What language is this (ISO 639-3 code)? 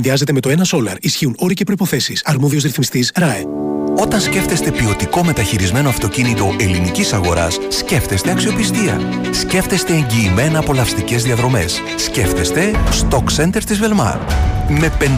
ell